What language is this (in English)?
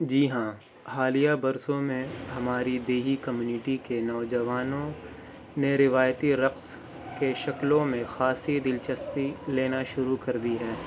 Urdu